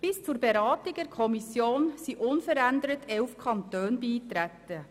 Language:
Swiss German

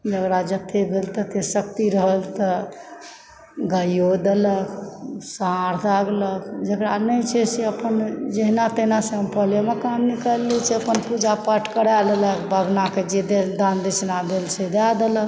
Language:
Maithili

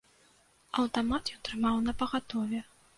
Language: Belarusian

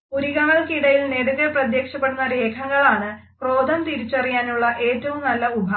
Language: Malayalam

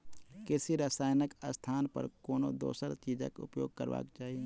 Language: Maithili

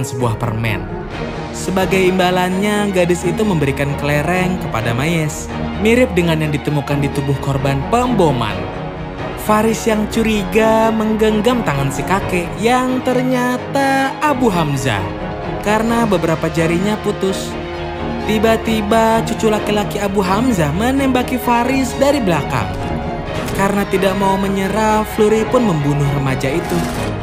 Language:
Indonesian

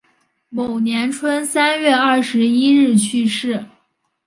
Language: Chinese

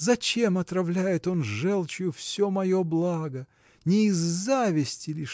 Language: Russian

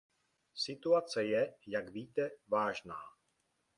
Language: Czech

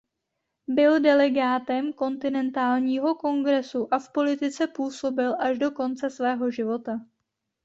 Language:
Czech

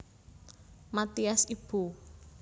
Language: Javanese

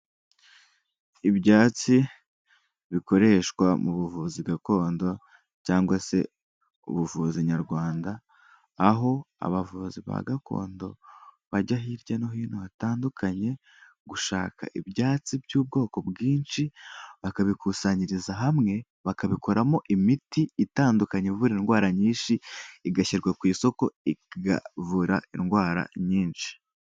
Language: Kinyarwanda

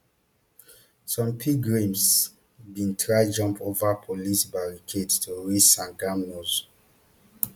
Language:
Nigerian Pidgin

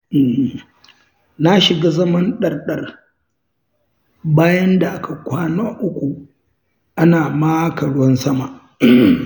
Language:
Hausa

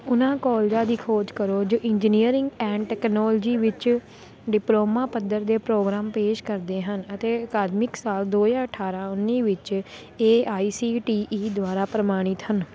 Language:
Punjabi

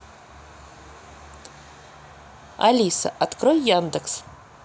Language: Russian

